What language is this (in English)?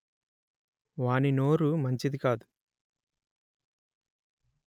Telugu